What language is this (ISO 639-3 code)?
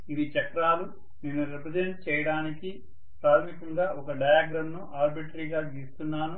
tel